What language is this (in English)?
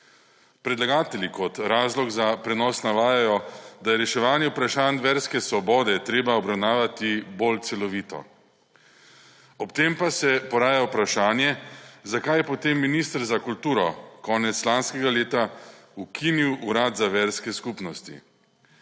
Slovenian